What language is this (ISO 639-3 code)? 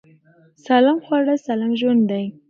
pus